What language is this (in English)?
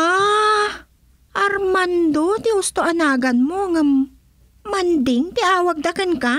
Filipino